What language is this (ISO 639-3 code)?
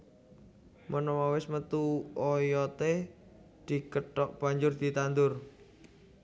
jav